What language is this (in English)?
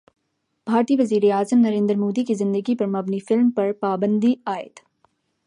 Urdu